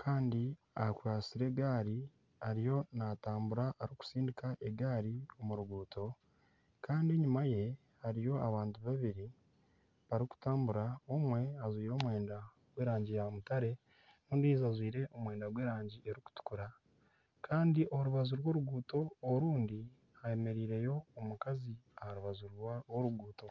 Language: Nyankole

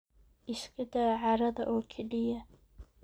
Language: Somali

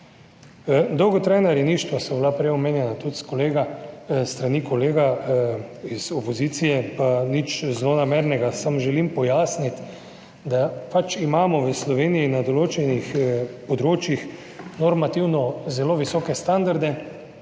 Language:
Slovenian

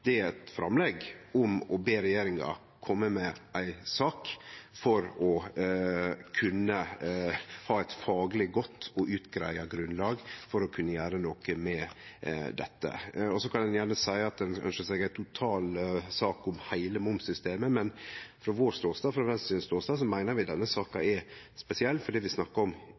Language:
Norwegian Nynorsk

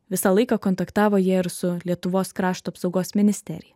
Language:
Lithuanian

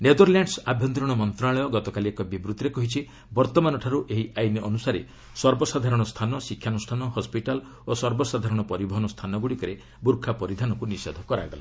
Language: Odia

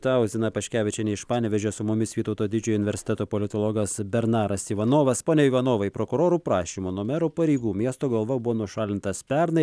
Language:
Lithuanian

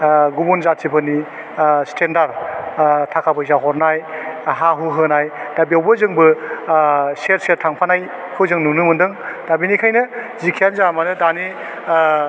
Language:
Bodo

